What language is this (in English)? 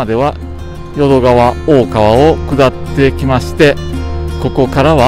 Japanese